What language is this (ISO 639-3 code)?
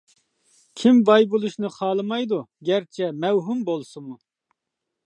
uig